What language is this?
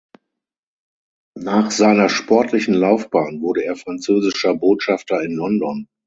German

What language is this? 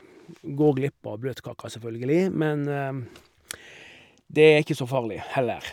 Norwegian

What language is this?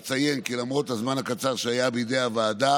Hebrew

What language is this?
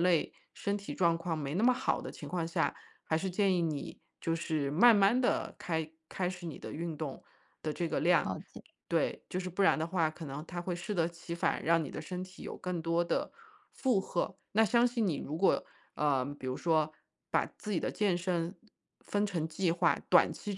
Chinese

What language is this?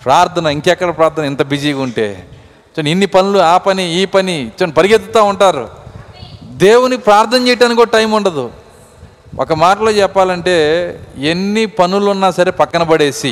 Telugu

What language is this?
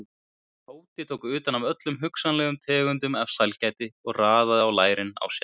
Icelandic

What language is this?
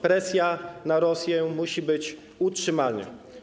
Polish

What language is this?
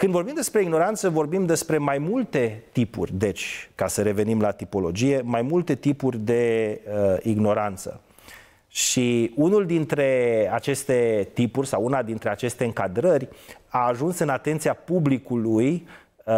Romanian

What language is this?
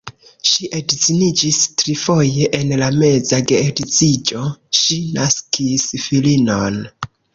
Esperanto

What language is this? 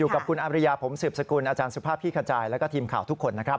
Thai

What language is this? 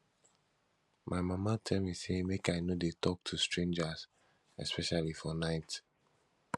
Nigerian Pidgin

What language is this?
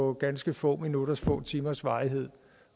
Danish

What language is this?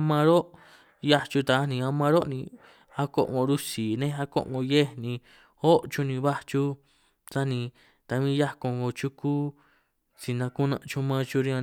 San Martín Itunyoso Triqui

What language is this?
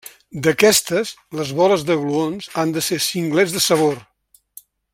Catalan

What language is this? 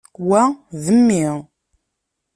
Kabyle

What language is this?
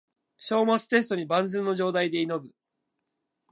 Japanese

